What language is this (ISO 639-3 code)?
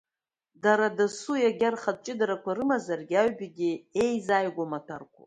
abk